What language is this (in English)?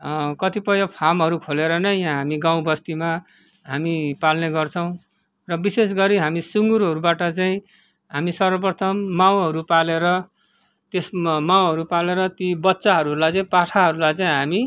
Nepali